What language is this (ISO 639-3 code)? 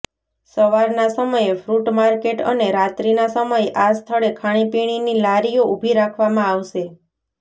guj